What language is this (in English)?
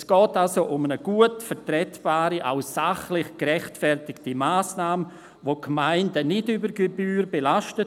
Swiss German